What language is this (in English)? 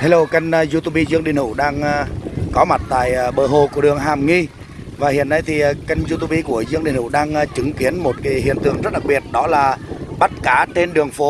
Vietnamese